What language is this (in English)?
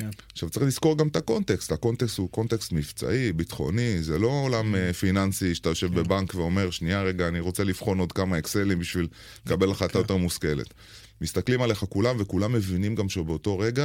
Hebrew